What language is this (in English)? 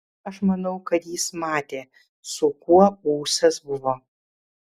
Lithuanian